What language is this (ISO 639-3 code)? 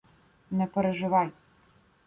ukr